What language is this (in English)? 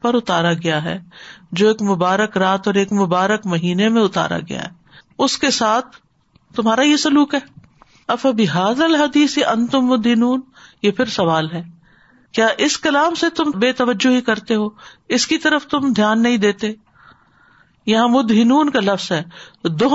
Urdu